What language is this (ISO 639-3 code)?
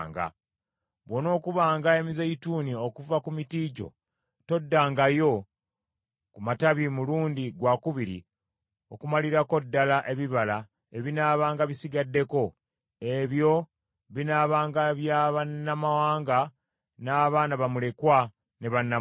lug